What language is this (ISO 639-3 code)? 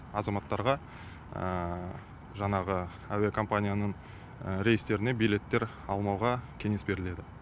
kaz